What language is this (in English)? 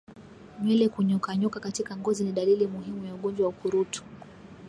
Swahili